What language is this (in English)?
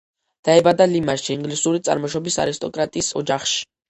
Georgian